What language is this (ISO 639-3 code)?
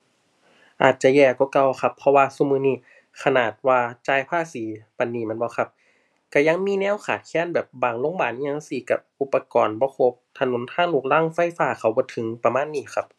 tha